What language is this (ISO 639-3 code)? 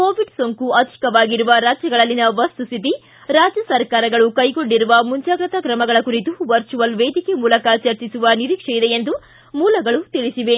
kan